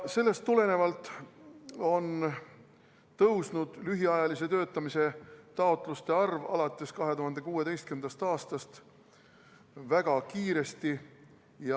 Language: Estonian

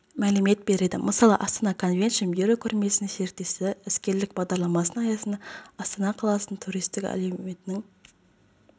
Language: Kazakh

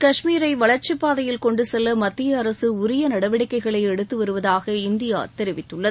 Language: Tamil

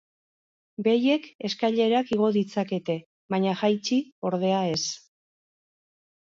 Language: Basque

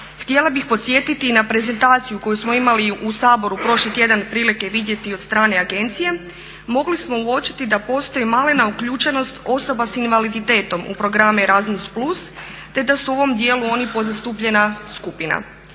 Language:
Croatian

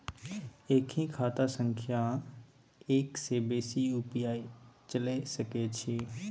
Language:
Maithili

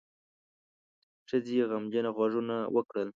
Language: Pashto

